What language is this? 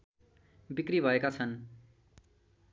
Nepali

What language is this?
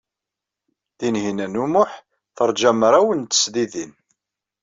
Kabyle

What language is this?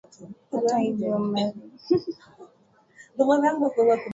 Swahili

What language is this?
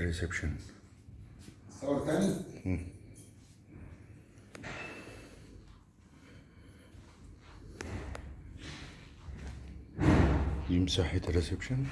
Arabic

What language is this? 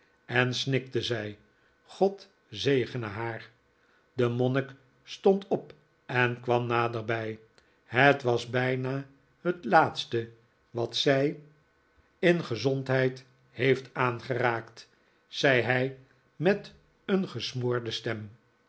Dutch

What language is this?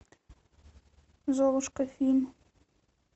Russian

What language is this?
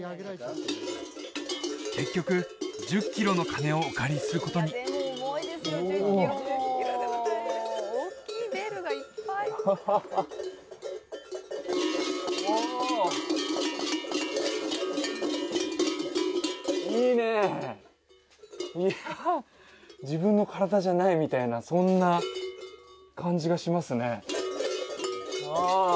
Japanese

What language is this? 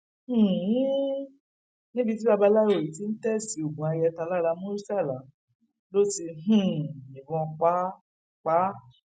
Yoruba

